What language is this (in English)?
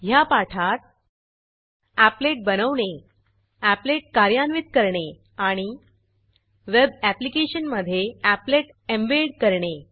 Marathi